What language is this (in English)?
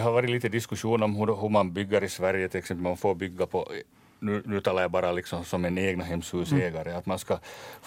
Swedish